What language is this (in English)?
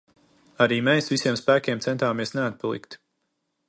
Latvian